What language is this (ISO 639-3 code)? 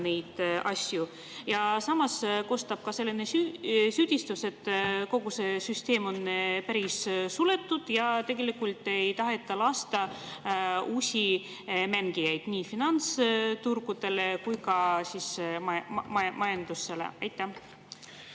est